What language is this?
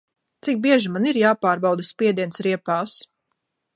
Latvian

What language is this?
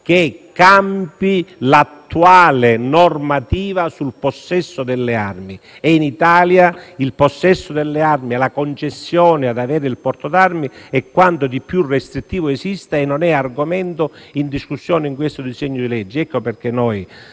Italian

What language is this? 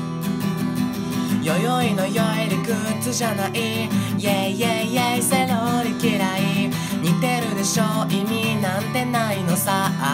Japanese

